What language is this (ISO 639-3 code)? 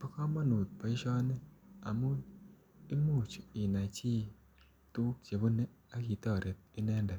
kln